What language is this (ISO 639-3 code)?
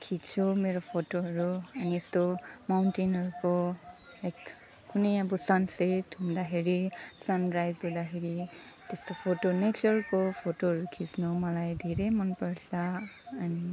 nep